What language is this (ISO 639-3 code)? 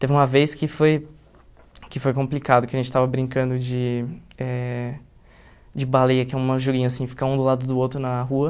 por